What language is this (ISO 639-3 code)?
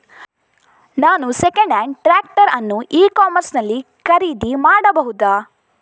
kan